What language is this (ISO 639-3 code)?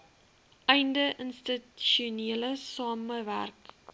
afr